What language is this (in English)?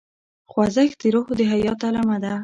Pashto